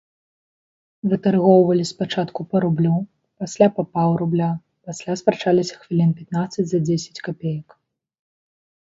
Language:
Belarusian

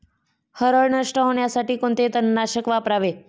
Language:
Marathi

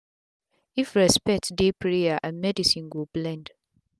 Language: Nigerian Pidgin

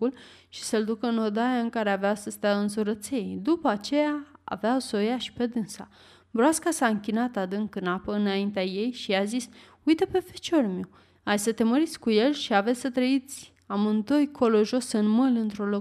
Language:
Romanian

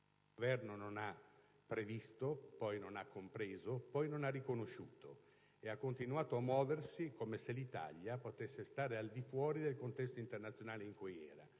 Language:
Italian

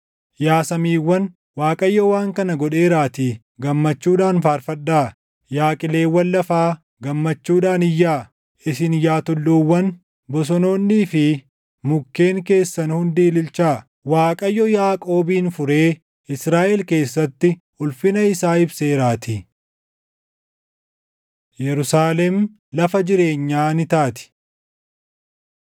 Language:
Oromo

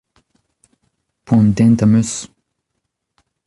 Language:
Breton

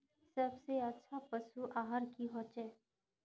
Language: Magahi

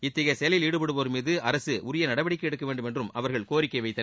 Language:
Tamil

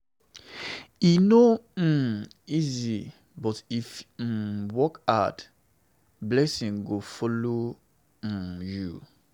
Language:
Nigerian Pidgin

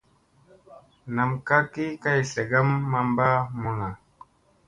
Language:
Musey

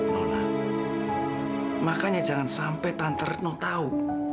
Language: Indonesian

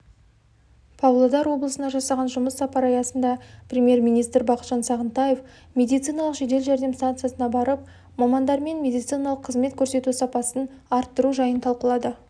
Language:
Kazakh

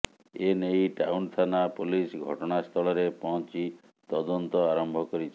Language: Odia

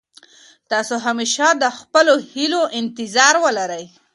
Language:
Pashto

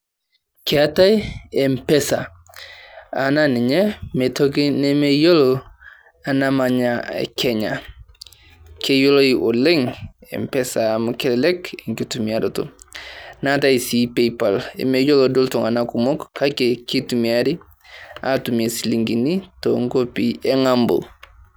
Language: Masai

